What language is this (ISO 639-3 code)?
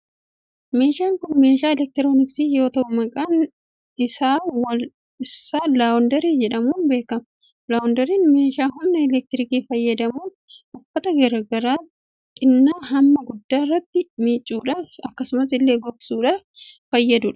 orm